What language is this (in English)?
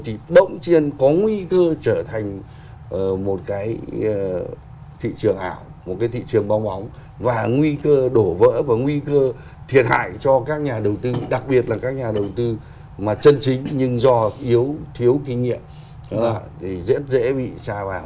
Vietnamese